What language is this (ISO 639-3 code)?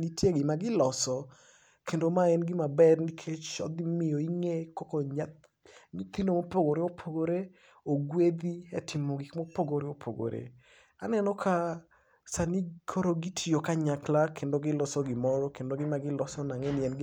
luo